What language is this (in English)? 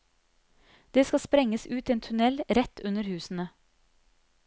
Norwegian